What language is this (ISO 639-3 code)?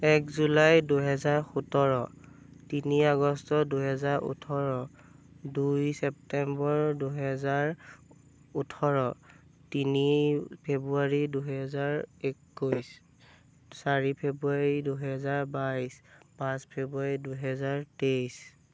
asm